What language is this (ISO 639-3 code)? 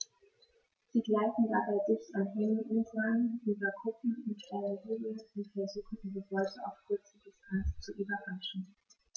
deu